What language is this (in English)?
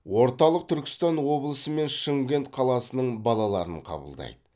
Kazakh